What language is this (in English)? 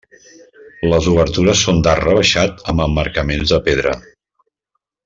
Catalan